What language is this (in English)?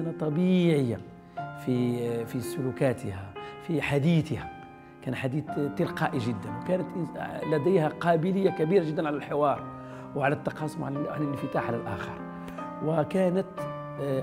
Arabic